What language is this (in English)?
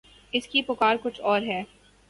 Urdu